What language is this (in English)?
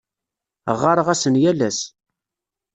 Kabyle